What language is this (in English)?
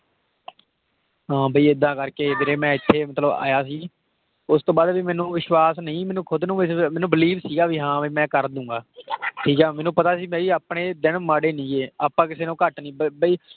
Punjabi